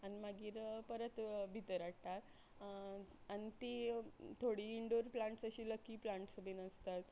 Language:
Konkani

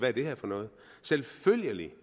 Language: Danish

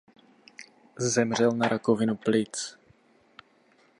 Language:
Czech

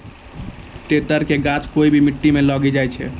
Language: Maithili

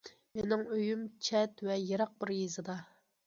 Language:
Uyghur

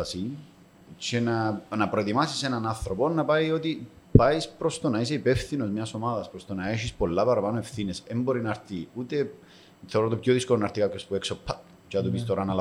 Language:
Greek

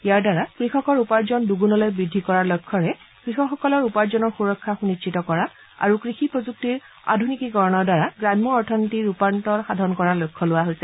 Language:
Assamese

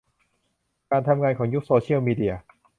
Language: Thai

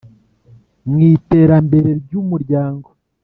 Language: Kinyarwanda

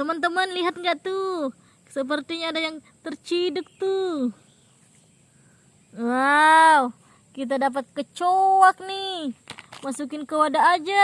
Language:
Indonesian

